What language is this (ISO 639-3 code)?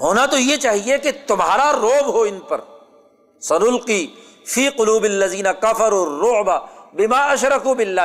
urd